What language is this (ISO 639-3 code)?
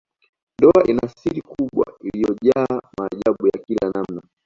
swa